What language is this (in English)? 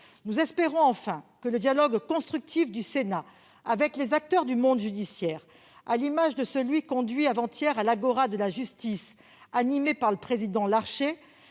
French